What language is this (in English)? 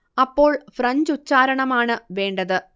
Malayalam